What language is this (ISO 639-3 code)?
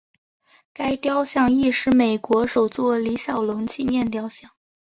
zho